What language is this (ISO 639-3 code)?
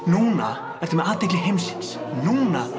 isl